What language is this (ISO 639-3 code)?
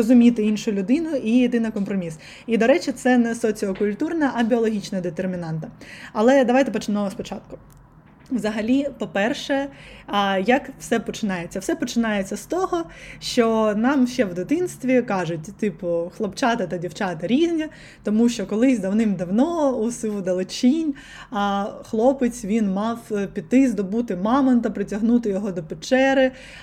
ukr